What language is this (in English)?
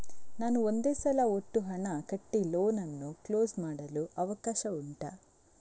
Kannada